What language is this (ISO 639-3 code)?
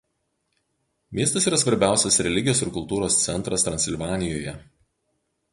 lit